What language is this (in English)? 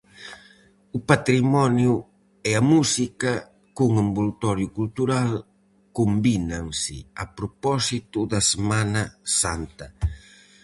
Galician